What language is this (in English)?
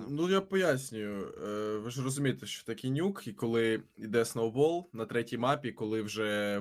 Ukrainian